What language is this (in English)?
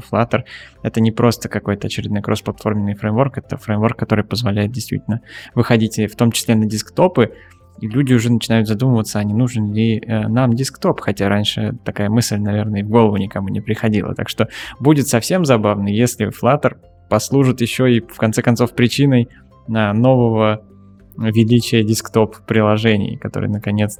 Russian